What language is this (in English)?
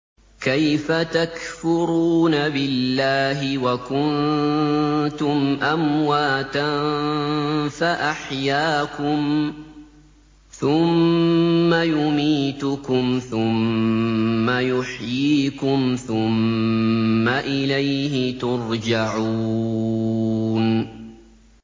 Arabic